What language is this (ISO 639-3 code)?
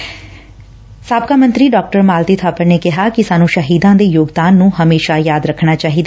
pan